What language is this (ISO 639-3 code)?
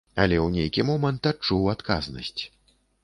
bel